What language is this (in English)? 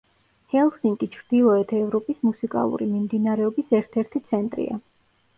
Georgian